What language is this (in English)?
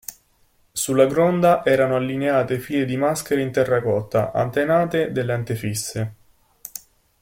Italian